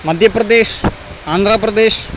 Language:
Malayalam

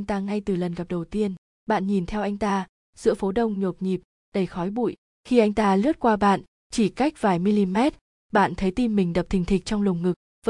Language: Vietnamese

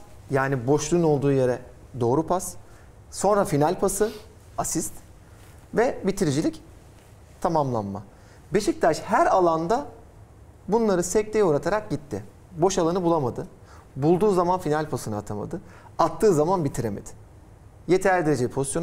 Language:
Turkish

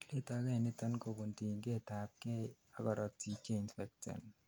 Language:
Kalenjin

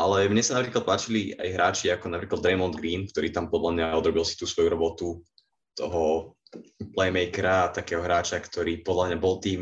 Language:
Slovak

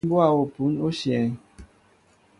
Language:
Mbo (Cameroon)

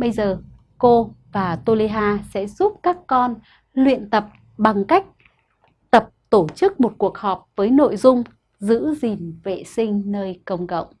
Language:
Vietnamese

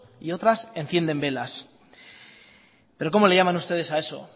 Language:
Spanish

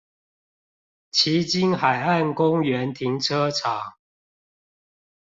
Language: Chinese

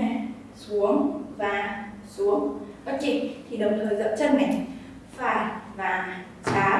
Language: Vietnamese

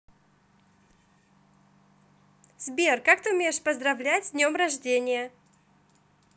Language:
Russian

